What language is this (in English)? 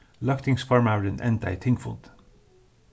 Faroese